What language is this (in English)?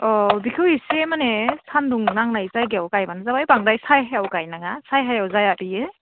Bodo